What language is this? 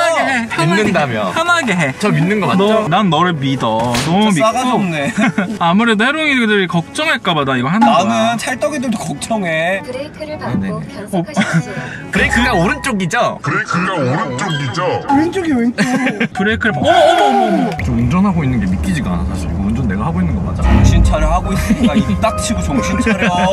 Korean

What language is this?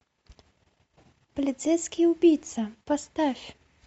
Russian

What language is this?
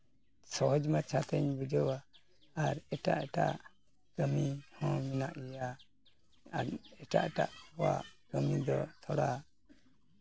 Santali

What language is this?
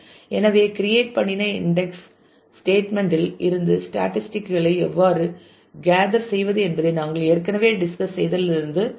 Tamil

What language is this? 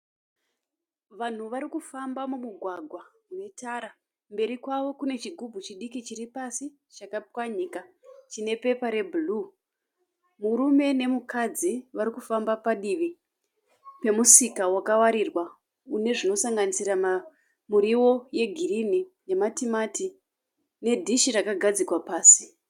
Shona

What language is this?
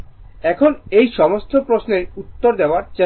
Bangla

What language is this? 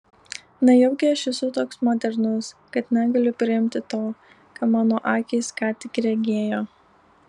Lithuanian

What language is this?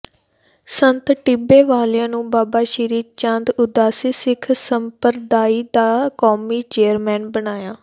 Punjabi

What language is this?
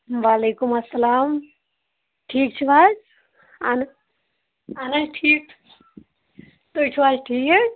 Kashmiri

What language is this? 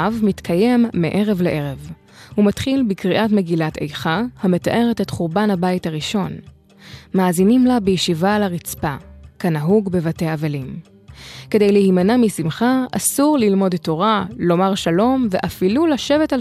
Hebrew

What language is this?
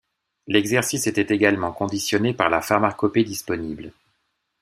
French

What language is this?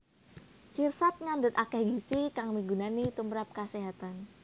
Javanese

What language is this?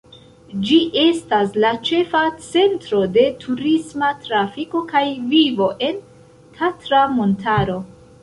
Esperanto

